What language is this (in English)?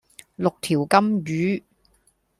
Cantonese